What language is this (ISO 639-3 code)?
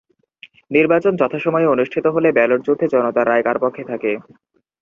ben